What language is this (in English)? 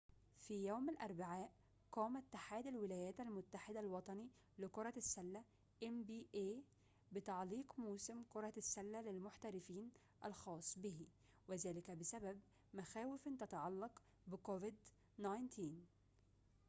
Arabic